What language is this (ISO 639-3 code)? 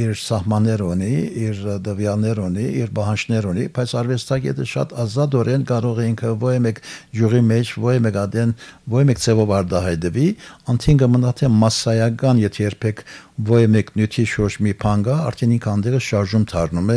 tur